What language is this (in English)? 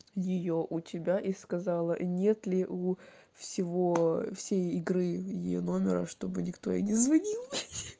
Russian